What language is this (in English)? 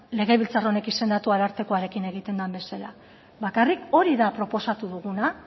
Basque